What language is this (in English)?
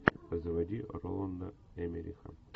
Russian